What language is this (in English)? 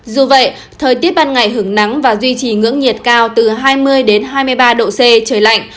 Vietnamese